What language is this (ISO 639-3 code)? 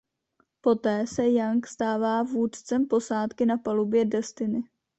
ces